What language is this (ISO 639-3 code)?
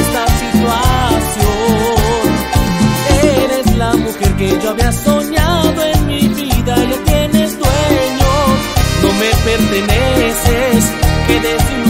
ron